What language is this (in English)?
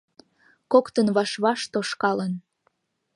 Mari